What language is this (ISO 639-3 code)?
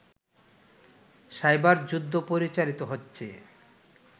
ben